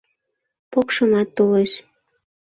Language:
Mari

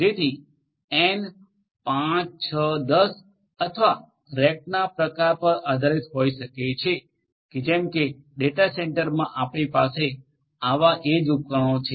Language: Gujarati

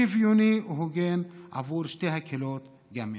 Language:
Hebrew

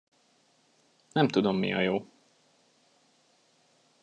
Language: Hungarian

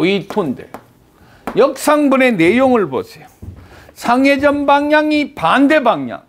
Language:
Korean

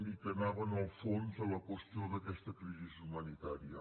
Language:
Catalan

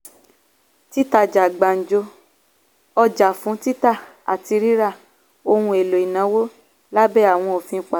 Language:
Yoruba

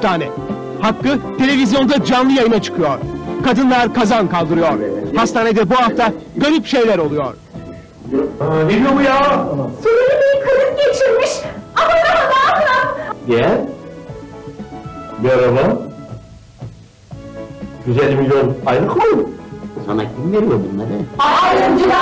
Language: Turkish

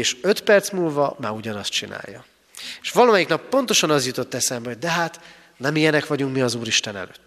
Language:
Hungarian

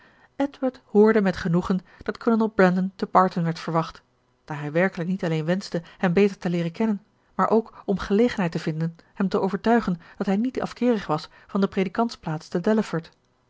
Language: Dutch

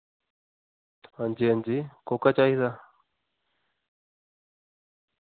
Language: Dogri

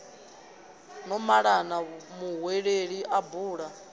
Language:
Venda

